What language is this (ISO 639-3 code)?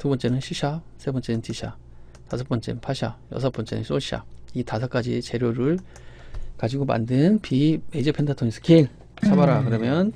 kor